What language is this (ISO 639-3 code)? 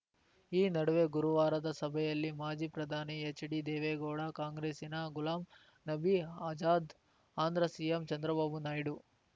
kan